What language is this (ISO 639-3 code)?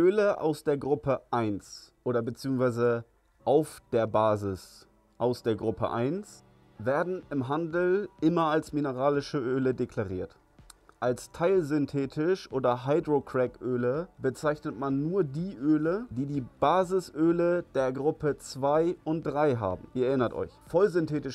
deu